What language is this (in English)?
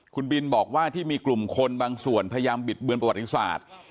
Thai